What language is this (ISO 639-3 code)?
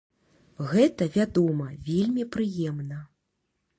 bel